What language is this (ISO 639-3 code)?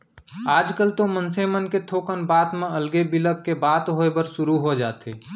hne